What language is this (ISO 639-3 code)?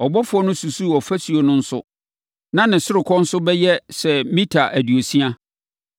aka